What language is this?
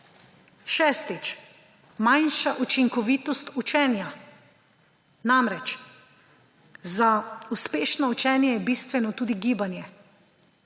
Slovenian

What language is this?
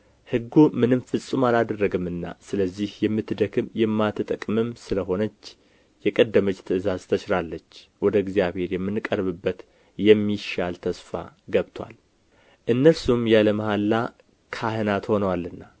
Amharic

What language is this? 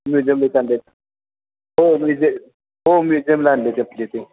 Marathi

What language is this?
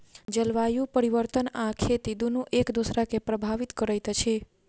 Maithili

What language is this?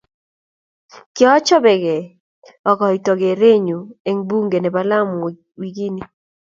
Kalenjin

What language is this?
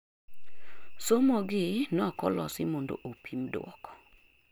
Luo (Kenya and Tanzania)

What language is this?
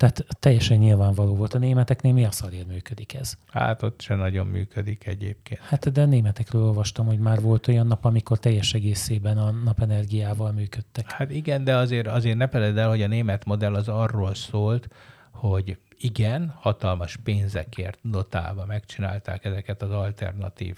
Hungarian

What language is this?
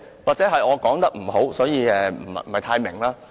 Cantonese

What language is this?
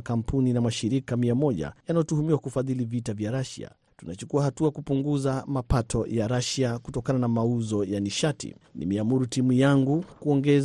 Swahili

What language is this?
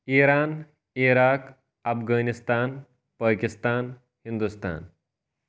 Kashmiri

